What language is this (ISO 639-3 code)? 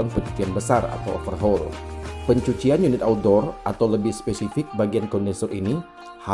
ind